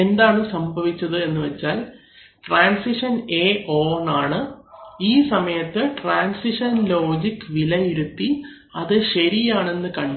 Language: Malayalam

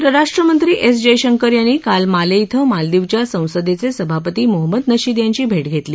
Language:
Marathi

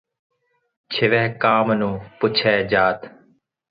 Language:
Punjabi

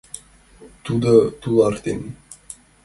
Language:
Mari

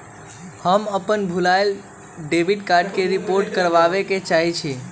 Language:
Magahi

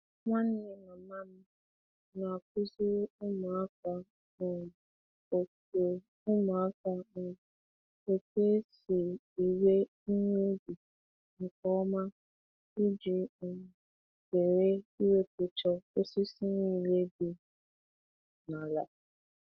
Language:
Igbo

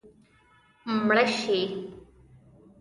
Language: Pashto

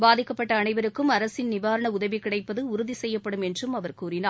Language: Tamil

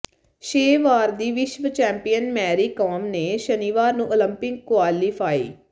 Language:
Punjabi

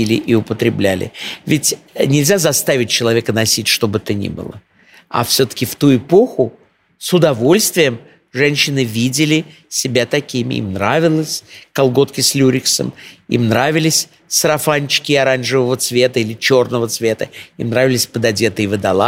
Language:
Russian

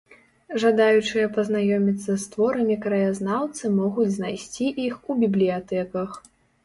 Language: Belarusian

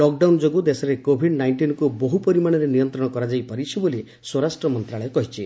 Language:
Odia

